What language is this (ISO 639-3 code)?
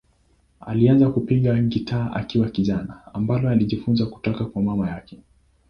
swa